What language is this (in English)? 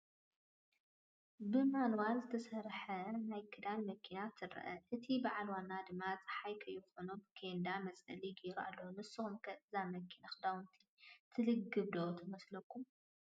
Tigrinya